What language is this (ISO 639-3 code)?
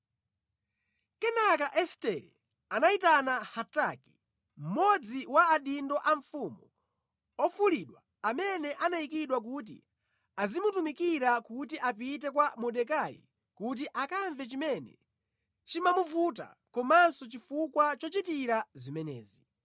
nya